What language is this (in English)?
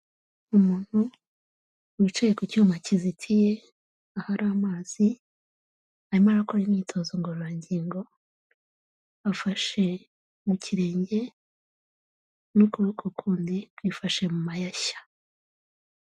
Kinyarwanda